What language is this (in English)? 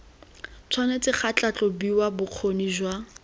Tswana